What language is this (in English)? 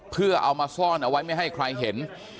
Thai